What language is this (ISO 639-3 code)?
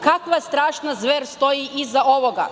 srp